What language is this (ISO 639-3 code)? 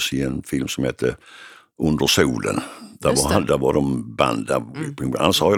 swe